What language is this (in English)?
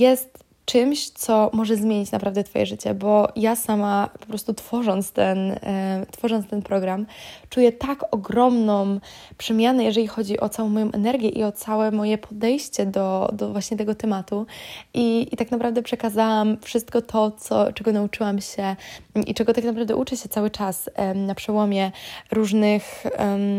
Polish